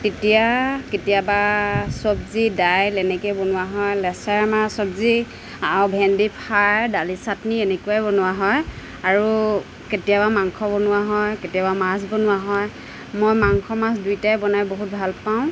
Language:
Assamese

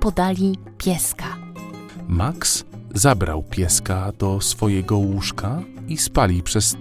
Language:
Polish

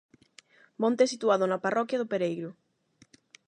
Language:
Galician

